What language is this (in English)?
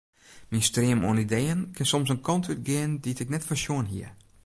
Western Frisian